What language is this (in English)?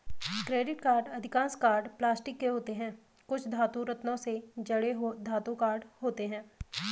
Hindi